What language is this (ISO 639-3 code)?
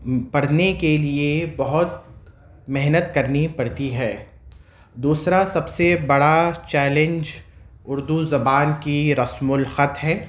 urd